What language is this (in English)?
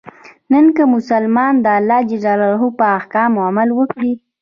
Pashto